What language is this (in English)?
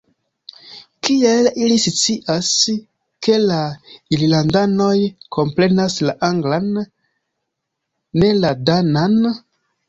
Esperanto